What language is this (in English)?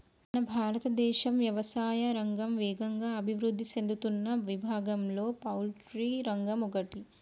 Telugu